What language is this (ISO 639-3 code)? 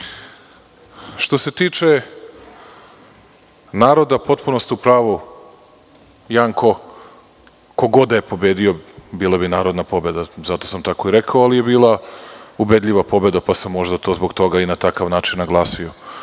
srp